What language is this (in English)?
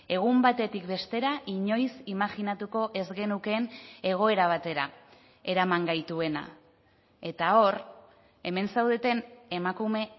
Basque